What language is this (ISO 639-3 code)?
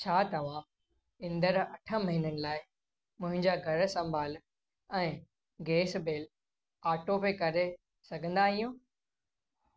snd